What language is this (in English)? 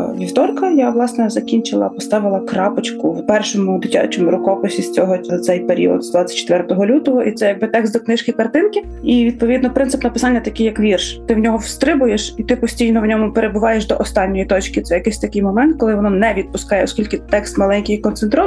Ukrainian